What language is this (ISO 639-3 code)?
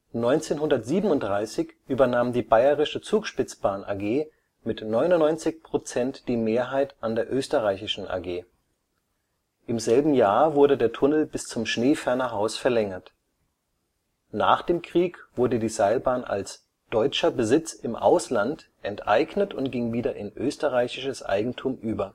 deu